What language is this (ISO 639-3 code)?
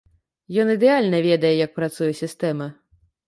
bel